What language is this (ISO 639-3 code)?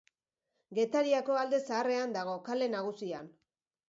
eus